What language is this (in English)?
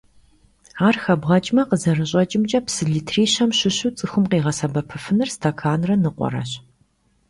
Kabardian